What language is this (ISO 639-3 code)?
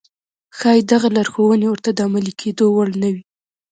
pus